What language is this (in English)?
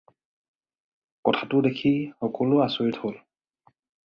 Assamese